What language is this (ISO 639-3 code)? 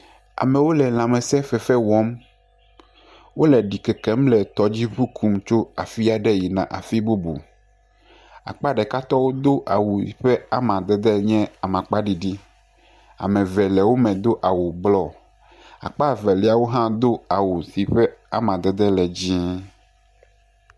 ewe